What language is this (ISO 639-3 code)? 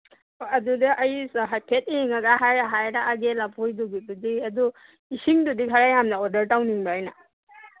mni